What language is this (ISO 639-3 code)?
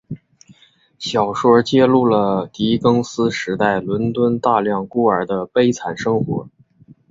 zho